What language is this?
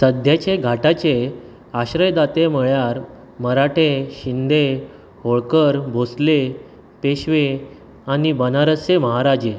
Konkani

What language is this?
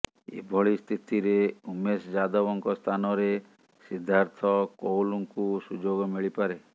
Odia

